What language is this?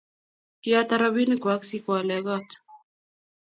Kalenjin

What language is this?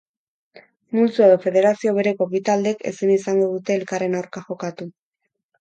Basque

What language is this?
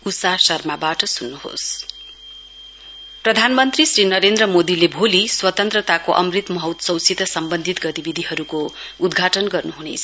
Nepali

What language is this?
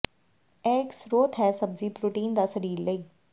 Punjabi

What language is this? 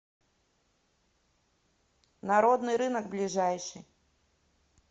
Russian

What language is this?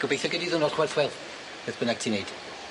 Welsh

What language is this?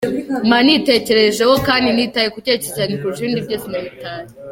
Kinyarwanda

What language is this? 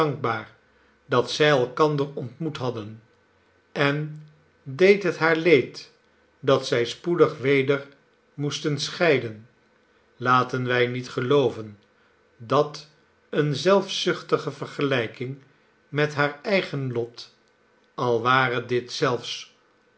Dutch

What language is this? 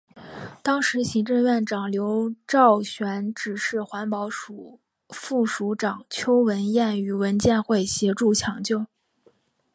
Chinese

